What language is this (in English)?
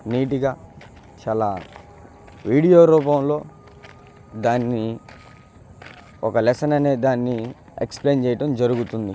Telugu